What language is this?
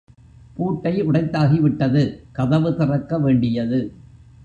Tamil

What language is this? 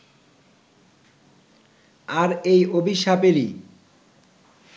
Bangla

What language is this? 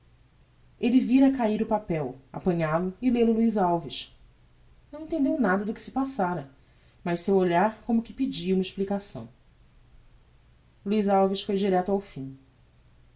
Portuguese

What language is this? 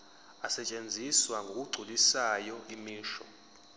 Zulu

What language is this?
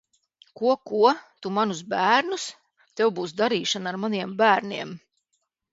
Latvian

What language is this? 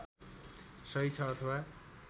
Nepali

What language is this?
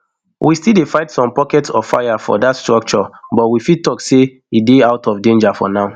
Nigerian Pidgin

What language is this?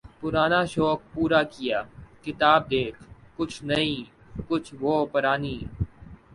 Urdu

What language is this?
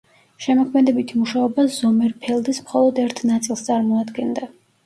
Georgian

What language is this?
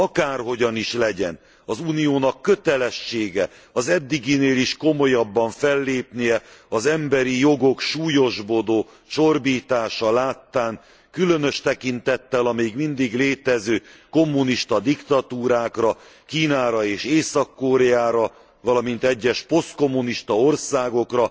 Hungarian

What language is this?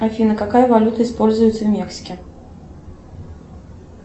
Russian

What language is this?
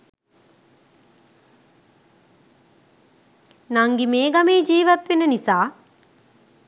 Sinhala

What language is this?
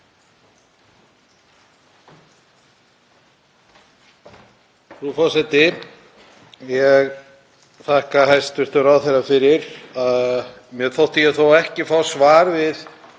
Icelandic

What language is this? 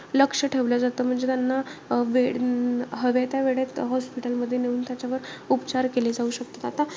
Marathi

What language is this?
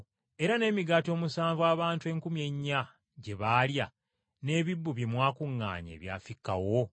Ganda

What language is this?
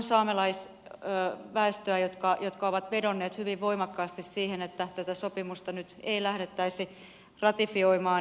Finnish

